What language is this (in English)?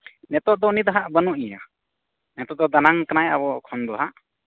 Santali